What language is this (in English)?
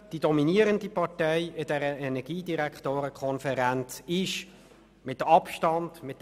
Swiss German